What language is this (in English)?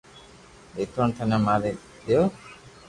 Loarki